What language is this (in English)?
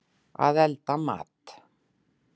Icelandic